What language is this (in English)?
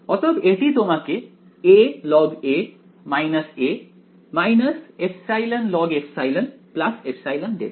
Bangla